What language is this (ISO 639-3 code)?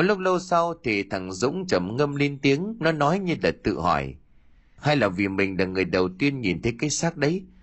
vie